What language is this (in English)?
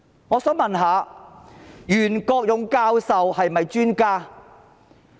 Cantonese